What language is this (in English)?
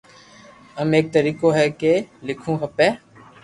Loarki